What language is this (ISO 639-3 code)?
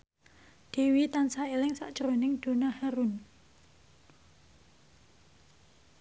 jav